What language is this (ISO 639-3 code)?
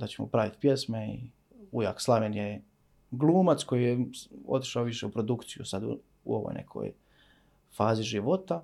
hrv